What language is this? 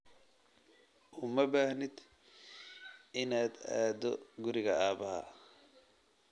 Somali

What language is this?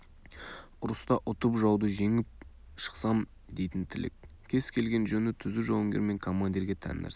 Kazakh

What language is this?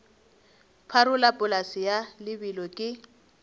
Northern Sotho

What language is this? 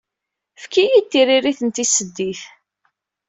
Kabyle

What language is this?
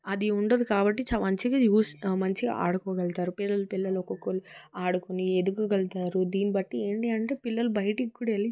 Telugu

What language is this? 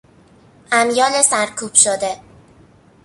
Persian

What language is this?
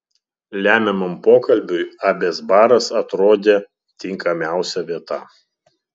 Lithuanian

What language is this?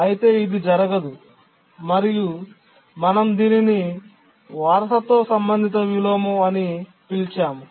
Telugu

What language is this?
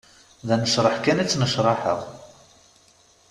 Kabyle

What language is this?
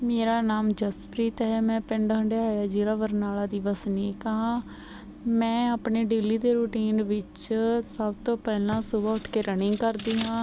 Punjabi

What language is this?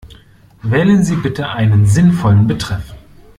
German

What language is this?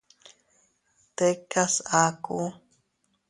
Teutila Cuicatec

